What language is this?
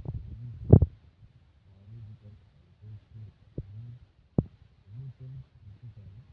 Kalenjin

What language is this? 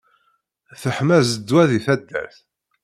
Kabyle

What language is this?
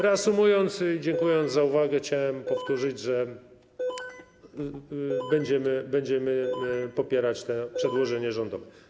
Polish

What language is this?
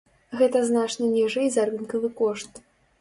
Belarusian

